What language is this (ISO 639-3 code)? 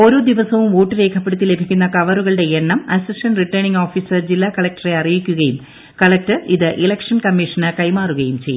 mal